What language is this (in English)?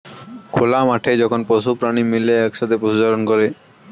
Bangla